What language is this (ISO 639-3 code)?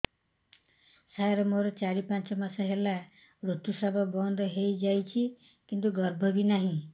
ori